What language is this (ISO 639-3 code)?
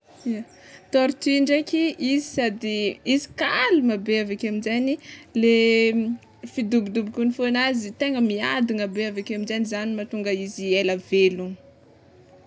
xmw